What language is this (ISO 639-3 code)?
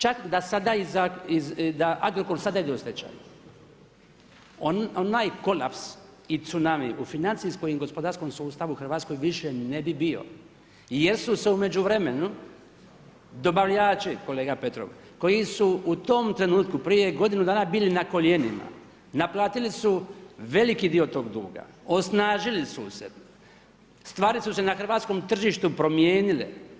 hrv